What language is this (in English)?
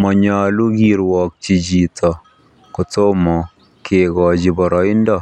Kalenjin